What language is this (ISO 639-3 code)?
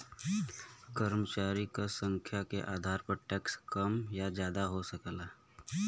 bho